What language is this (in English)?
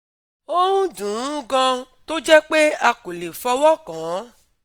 Yoruba